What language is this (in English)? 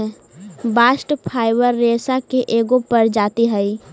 Magahi